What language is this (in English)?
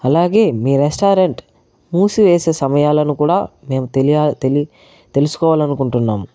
Telugu